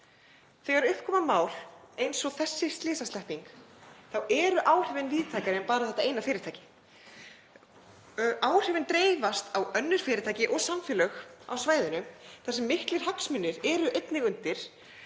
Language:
Icelandic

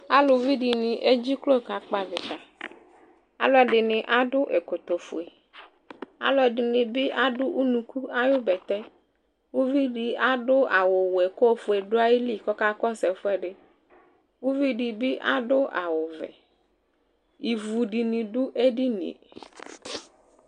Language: Ikposo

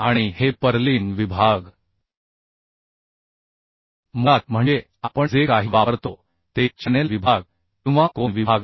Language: Marathi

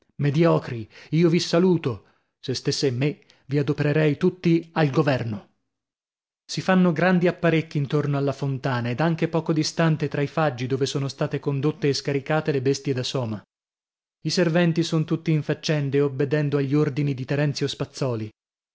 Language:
Italian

